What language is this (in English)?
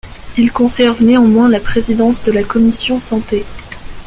French